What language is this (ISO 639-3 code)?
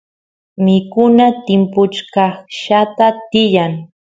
qus